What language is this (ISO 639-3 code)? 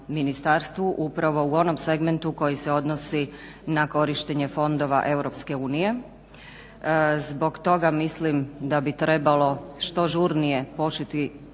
hrv